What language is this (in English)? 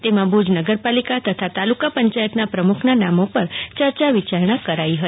Gujarati